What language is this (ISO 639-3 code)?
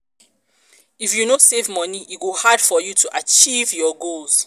pcm